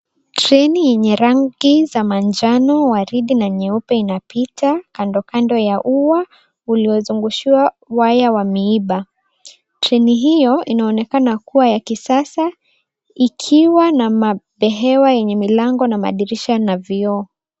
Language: Swahili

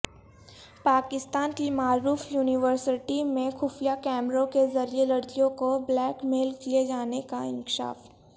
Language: Urdu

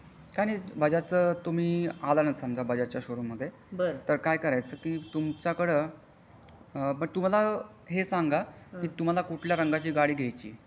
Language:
Marathi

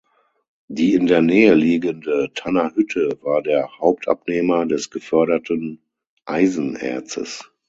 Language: German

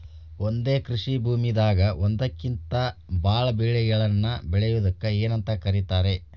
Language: Kannada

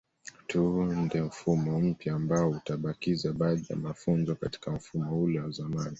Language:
Swahili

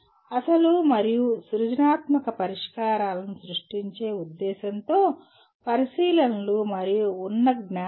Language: Telugu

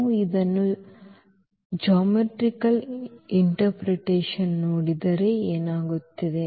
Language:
Kannada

